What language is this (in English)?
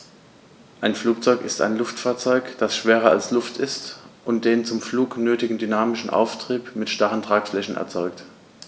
German